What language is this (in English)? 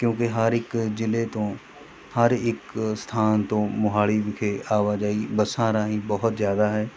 Punjabi